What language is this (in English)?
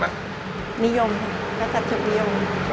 Thai